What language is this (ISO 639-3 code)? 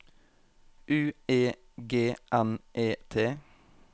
nor